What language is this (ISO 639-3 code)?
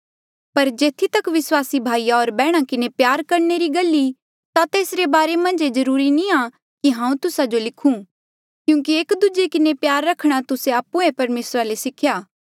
mjl